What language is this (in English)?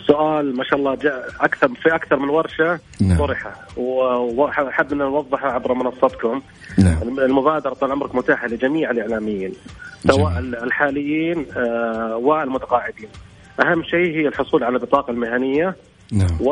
Arabic